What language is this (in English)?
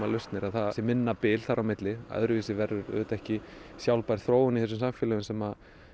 Icelandic